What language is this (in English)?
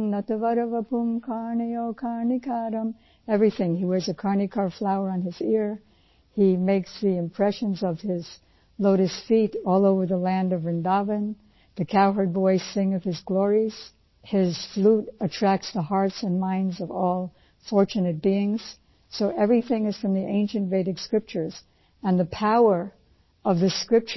Punjabi